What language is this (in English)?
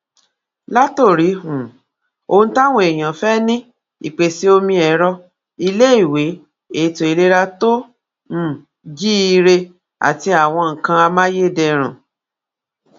Yoruba